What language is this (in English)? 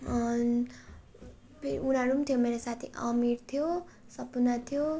Nepali